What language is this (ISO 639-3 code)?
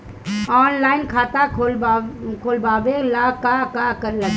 bho